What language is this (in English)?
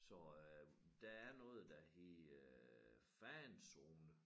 Danish